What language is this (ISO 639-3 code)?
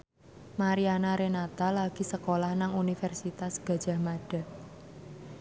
jav